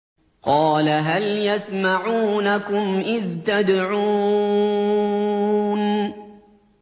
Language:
Arabic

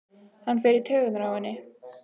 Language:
Icelandic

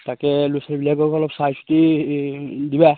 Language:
Assamese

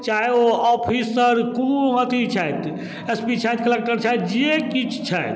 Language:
Maithili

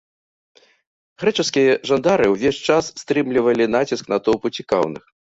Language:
Belarusian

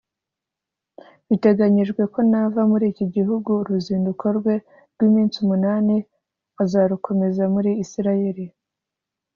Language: Kinyarwanda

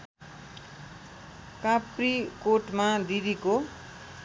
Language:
Nepali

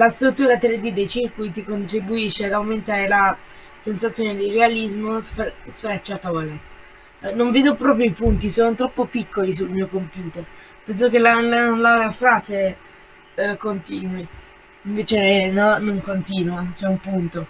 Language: Italian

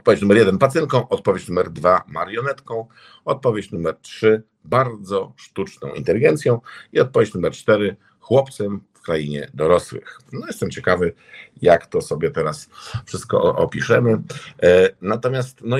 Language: Polish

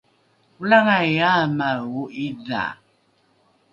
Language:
Rukai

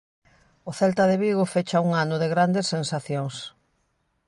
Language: Galician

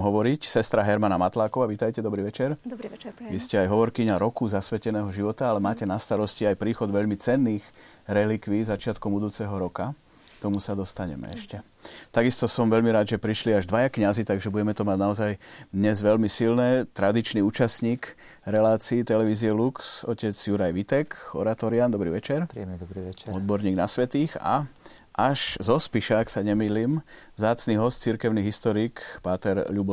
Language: Slovak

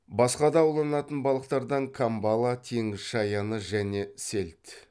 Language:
Kazakh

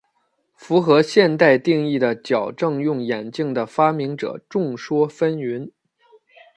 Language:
Chinese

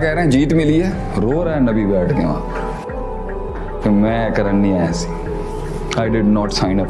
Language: Urdu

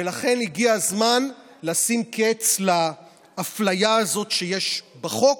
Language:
Hebrew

